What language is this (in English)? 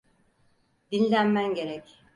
Turkish